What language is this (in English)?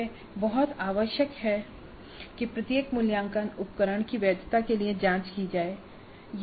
Hindi